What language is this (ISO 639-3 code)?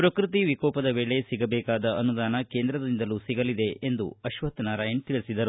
kan